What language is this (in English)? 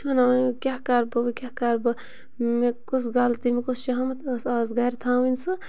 Kashmiri